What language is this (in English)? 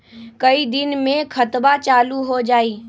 Magahi